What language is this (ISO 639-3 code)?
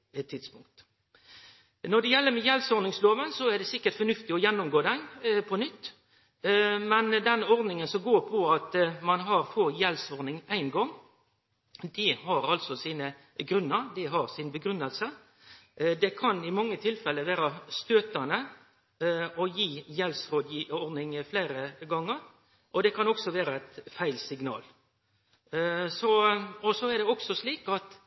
nno